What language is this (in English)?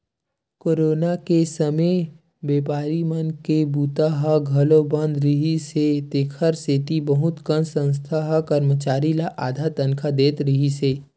Chhattisgarhi